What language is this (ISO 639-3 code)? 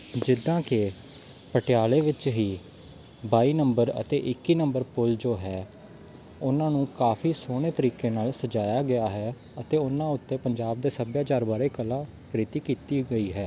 pan